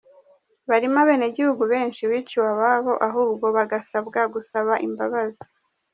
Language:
Kinyarwanda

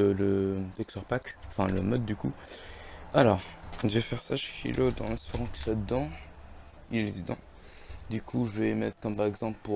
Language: French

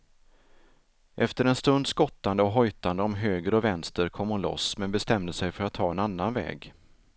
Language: Swedish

